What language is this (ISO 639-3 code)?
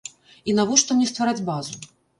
bel